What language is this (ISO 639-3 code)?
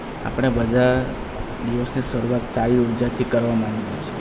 guj